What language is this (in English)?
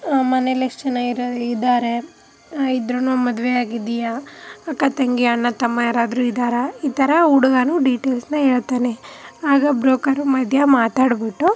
Kannada